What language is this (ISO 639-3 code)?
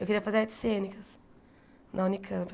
por